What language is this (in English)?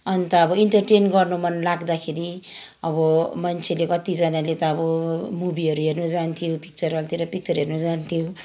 Nepali